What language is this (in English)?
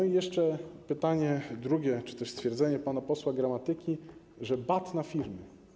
Polish